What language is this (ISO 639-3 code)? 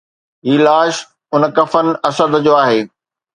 snd